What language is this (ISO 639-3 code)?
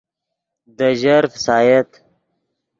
ydg